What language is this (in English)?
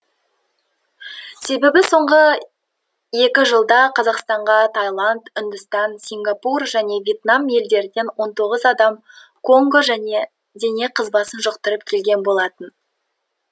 Kazakh